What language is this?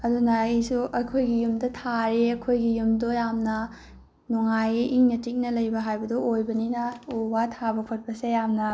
Manipuri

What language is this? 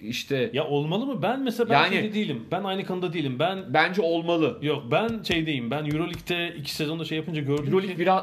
Turkish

